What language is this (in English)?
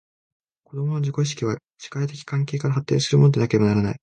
Japanese